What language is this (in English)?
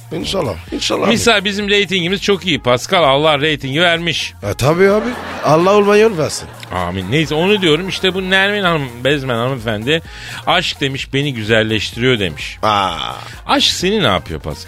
Turkish